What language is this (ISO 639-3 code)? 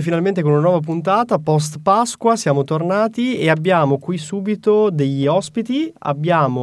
ita